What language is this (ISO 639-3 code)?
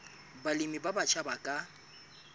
sot